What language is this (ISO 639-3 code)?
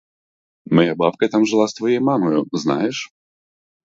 ukr